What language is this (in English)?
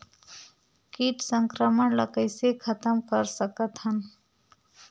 Chhattisgarhi